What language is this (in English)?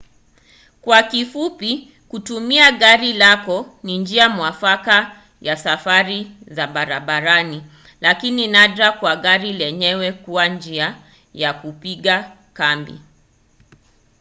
Swahili